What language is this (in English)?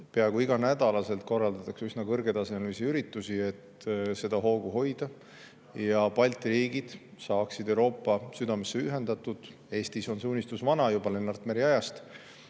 Estonian